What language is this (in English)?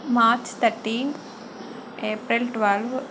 Telugu